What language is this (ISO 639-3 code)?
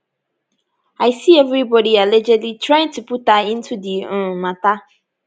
pcm